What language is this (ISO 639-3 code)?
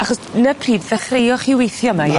cym